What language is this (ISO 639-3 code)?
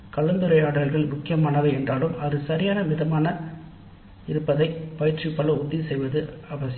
tam